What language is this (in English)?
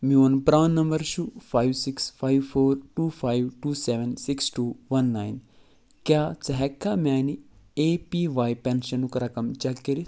Kashmiri